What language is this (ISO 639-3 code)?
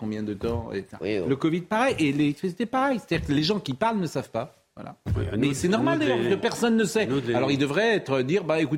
fra